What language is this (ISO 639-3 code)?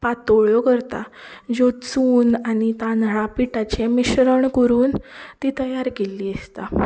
kok